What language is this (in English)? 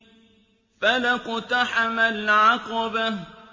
Arabic